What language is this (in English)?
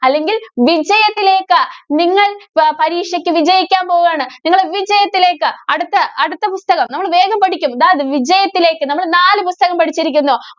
Malayalam